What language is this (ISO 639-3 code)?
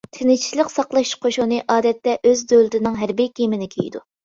uig